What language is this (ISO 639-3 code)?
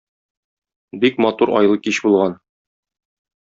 tat